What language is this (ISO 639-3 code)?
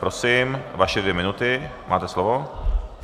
ces